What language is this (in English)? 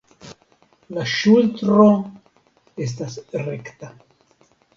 Esperanto